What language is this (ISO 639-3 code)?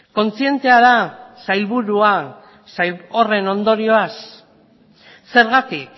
eus